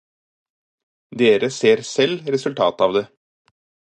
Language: Norwegian Bokmål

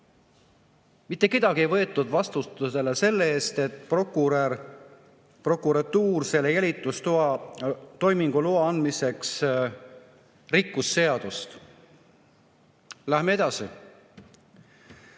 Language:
Estonian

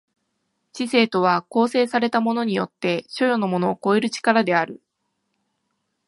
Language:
Japanese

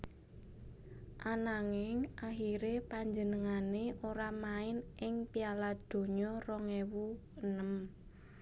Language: Javanese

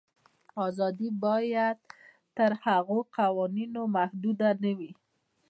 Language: Pashto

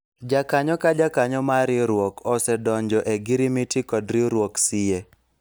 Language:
Luo (Kenya and Tanzania)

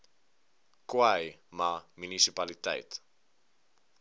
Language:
Afrikaans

